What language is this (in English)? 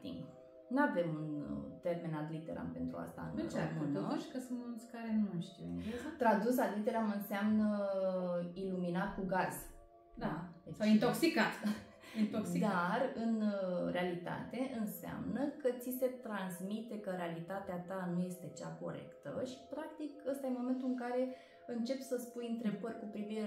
Romanian